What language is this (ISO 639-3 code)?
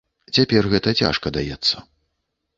bel